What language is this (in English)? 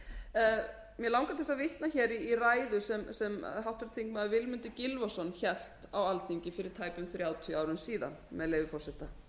Icelandic